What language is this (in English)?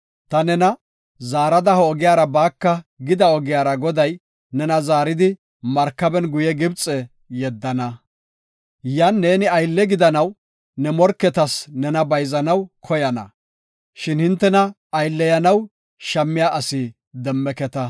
Gofa